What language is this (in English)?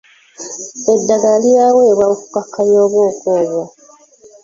Ganda